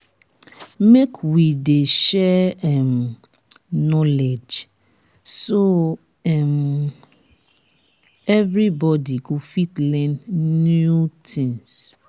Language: Nigerian Pidgin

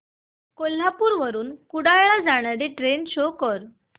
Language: Marathi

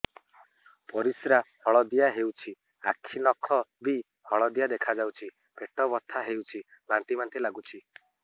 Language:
Odia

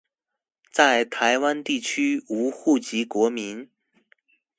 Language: Chinese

